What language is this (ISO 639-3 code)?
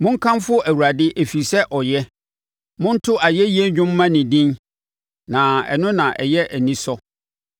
aka